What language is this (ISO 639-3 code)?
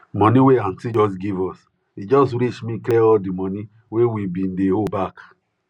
pcm